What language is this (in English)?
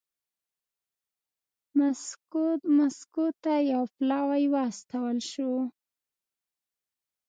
Pashto